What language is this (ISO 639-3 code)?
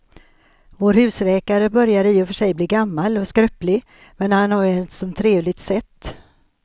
swe